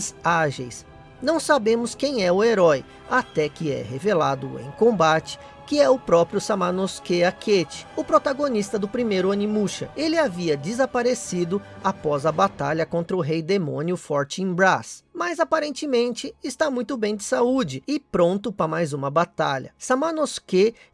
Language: Portuguese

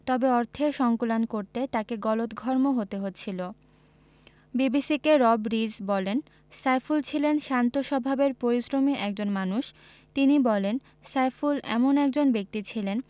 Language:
Bangla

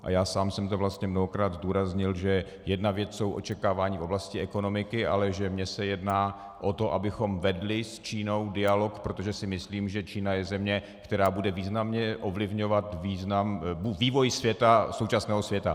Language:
Czech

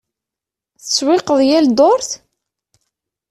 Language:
Kabyle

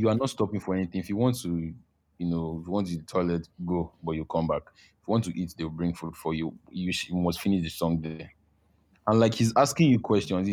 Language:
English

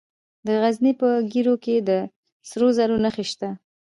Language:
Pashto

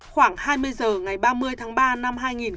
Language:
Vietnamese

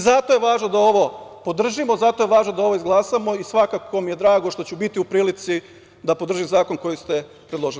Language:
Serbian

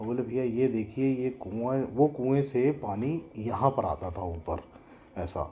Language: Hindi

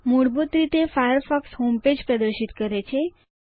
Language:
Gujarati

